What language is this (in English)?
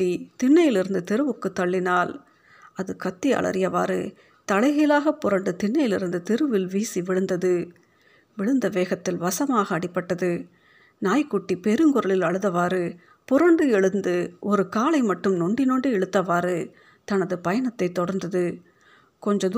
Tamil